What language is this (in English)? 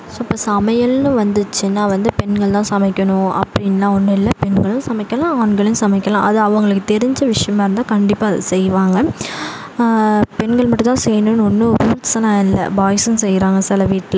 Tamil